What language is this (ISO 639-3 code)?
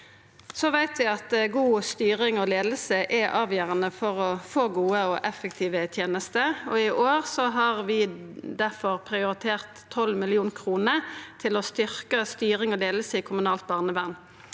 nor